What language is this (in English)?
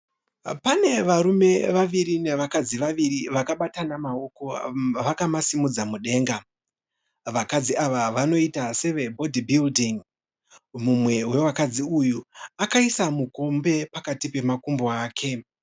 Shona